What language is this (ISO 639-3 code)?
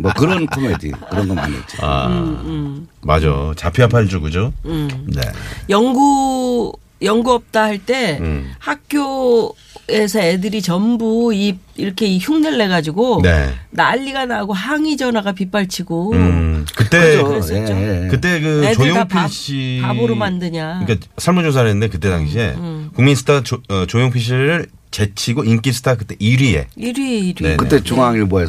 kor